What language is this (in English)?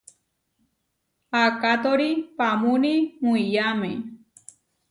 Huarijio